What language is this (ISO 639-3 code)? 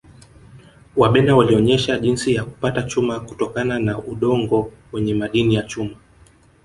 swa